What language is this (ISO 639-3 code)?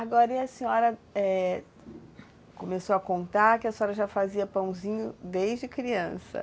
por